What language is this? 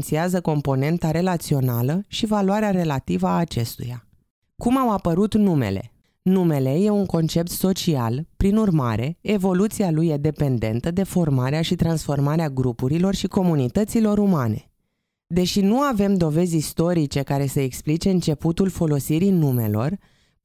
Romanian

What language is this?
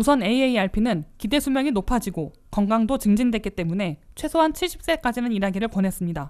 Korean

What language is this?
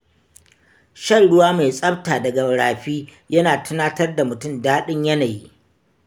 Hausa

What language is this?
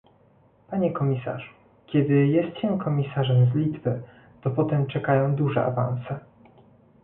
Polish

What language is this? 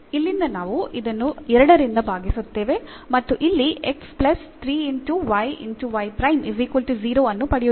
Kannada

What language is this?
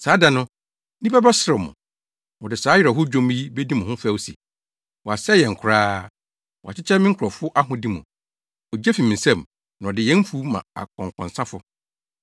Akan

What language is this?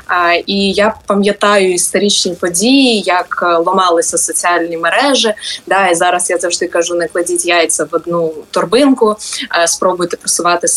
Ukrainian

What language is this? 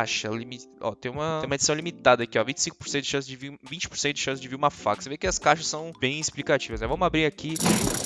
Portuguese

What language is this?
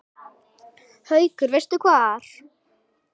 Icelandic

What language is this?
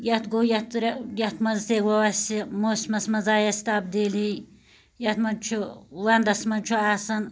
Kashmiri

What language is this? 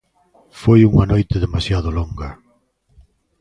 Galician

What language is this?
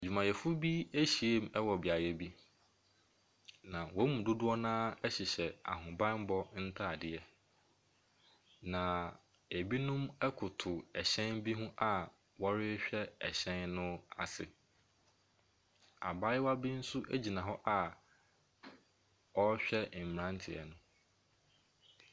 Akan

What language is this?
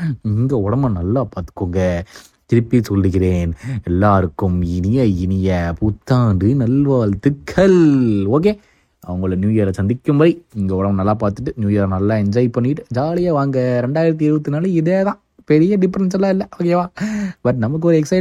Tamil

